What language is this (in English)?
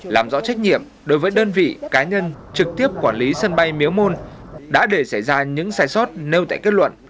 Vietnamese